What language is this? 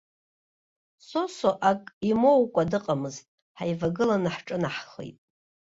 Abkhazian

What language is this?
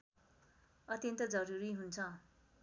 Nepali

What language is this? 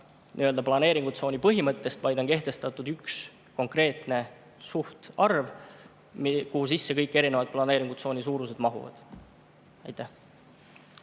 Estonian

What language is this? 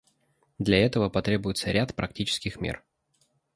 Russian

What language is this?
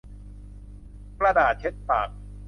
Thai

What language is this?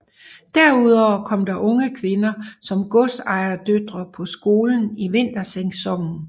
Danish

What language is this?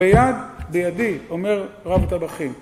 Hebrew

